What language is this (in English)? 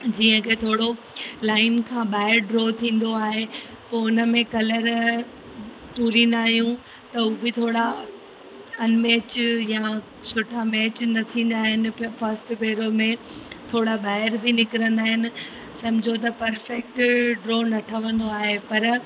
Sindhi